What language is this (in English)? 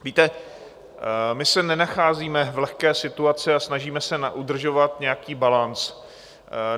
Czech